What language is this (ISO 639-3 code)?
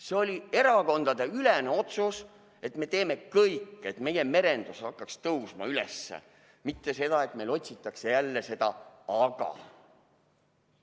est